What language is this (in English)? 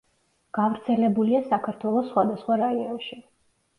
Georgian